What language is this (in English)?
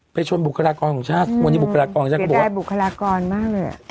Thai